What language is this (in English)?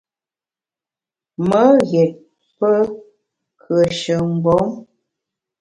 Bamun